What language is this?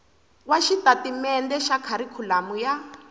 Tsonga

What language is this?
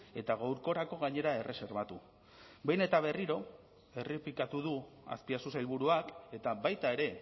Basque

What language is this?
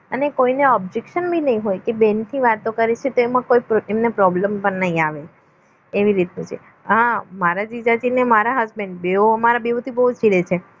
Gujarati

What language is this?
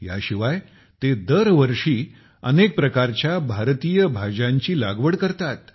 Marathi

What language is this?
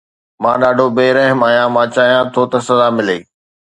Sindhi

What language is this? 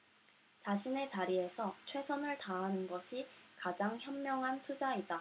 Korean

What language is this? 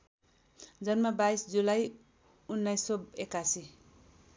Nepali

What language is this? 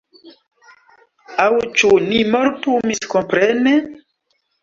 Esperanto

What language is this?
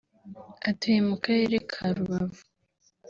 Kinyarwanda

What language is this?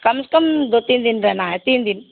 Urdu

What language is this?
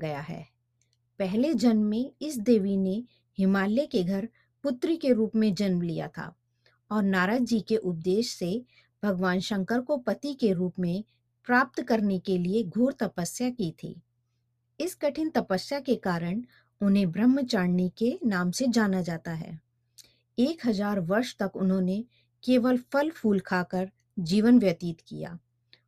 Hindi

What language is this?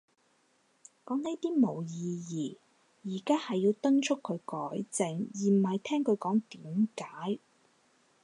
Cantonese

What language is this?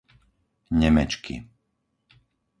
Slovak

